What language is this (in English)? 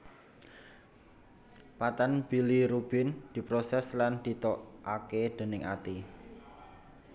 Javanese